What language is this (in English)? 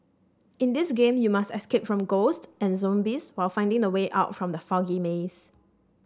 English